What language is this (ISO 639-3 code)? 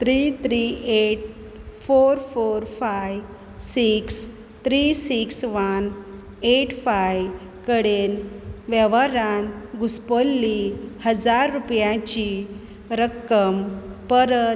kok